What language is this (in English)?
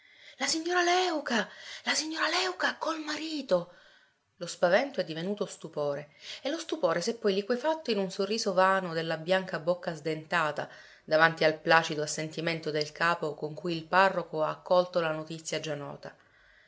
Italian